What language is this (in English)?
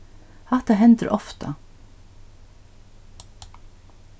Faroese